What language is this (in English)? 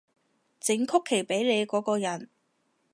Cantonese